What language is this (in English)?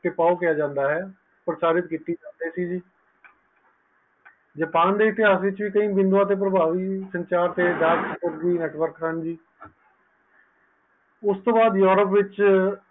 Punjabi